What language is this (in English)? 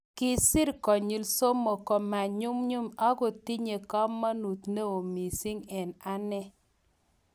Kalenjin